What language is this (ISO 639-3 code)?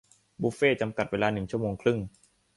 tha